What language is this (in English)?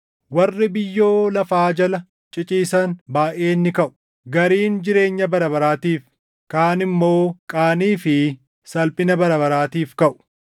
Oromo